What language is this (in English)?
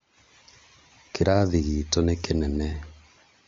Kikuyu